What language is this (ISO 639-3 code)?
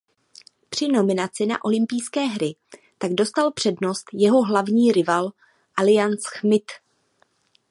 ces